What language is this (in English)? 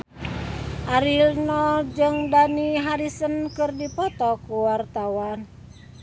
Sundanese